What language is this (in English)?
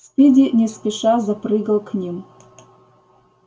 Russian